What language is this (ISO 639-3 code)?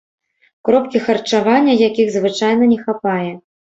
bel